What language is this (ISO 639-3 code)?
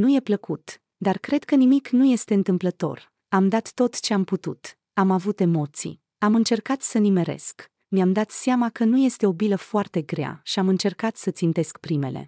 ron